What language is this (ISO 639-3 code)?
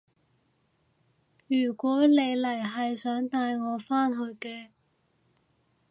yue